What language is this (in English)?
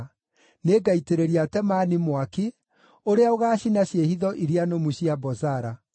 Kikuyu